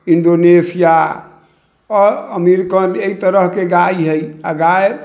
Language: Maithili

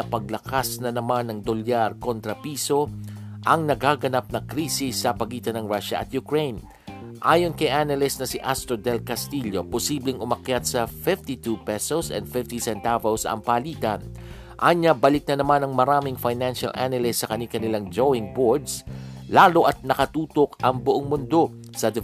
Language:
Filipino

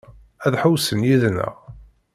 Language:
Kabyle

